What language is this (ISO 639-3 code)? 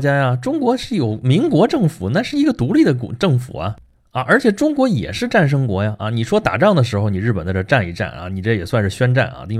zho